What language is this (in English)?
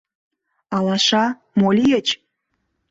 Mari